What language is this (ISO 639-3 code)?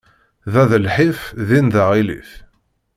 kab